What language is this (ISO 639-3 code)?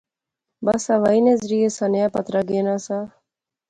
phr